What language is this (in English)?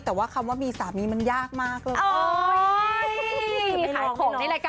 Thai